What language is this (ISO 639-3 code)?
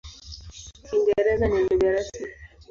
swa